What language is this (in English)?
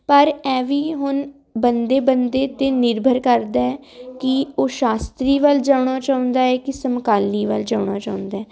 Punjabi